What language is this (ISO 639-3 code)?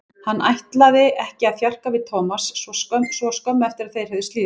isl